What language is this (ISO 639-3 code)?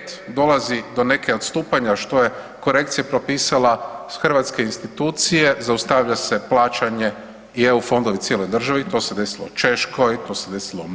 hrv